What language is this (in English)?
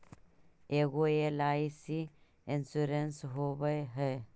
Magahi